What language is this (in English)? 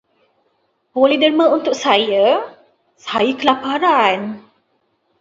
Malay